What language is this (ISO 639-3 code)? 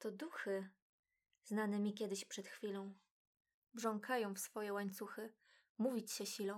pol